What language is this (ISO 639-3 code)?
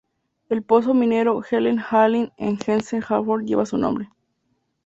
spa